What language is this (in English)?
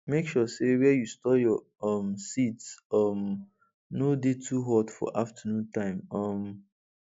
Nigerian Pidgin